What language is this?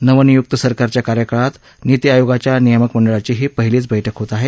Marathi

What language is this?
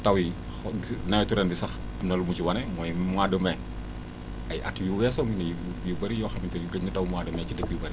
Wolof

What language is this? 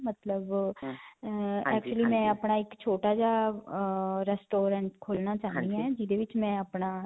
Punjabi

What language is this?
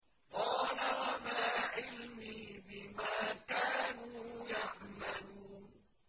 Arabic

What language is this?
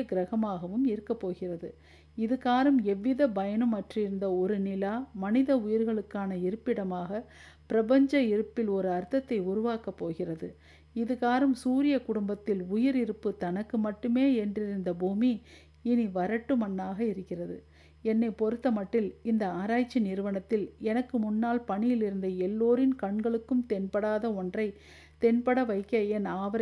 Tamil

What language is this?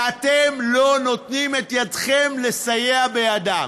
Hebrew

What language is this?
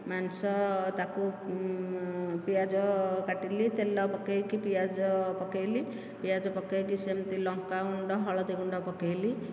Odia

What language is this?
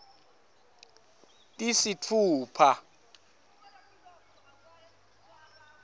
Swati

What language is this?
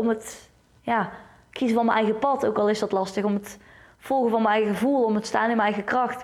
Dutch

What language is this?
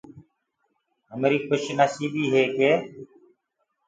Gurgula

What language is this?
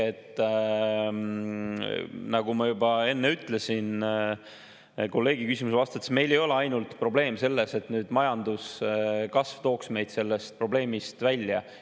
Estonian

